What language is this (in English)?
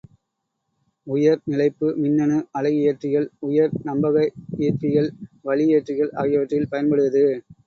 Tamil